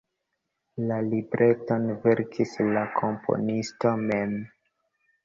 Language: Esperanto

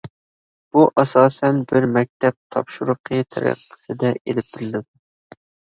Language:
Uyghur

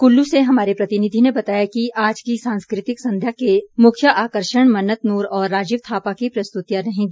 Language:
Hindi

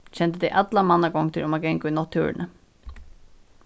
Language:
Faroese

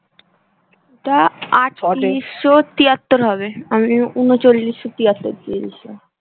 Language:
Bangla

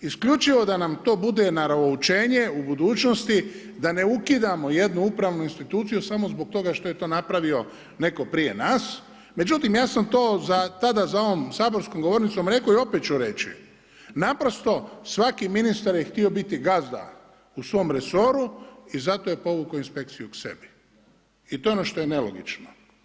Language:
Croatian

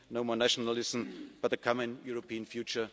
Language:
English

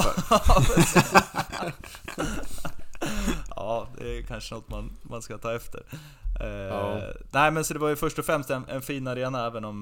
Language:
Swedish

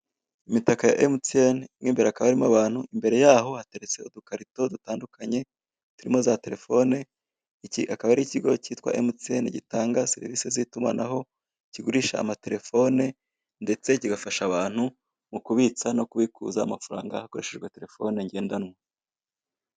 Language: Kinyarwanda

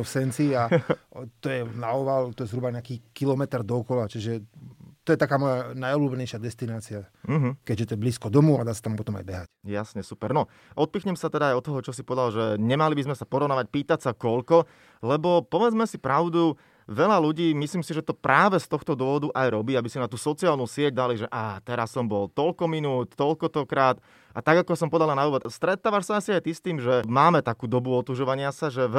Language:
Slovak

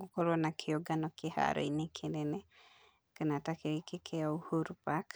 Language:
Kikuyu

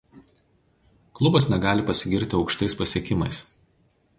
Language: Lithuanian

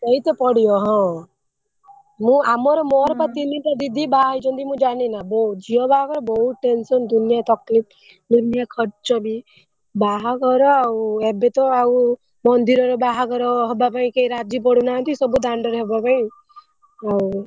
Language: Odia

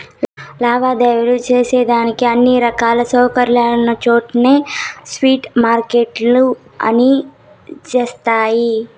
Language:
Telugu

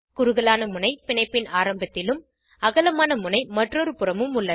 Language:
Tamil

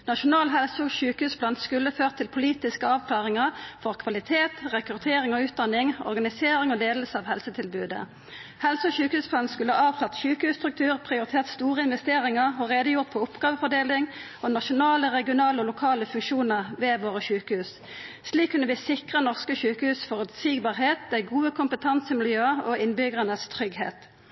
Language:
Norwegian Nynorsk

